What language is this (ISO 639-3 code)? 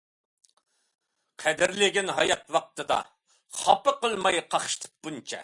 uig